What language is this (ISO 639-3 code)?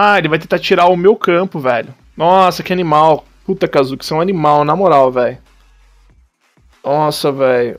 por